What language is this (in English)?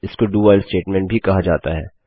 Hindi